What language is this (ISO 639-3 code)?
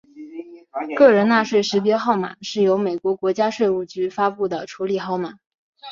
zho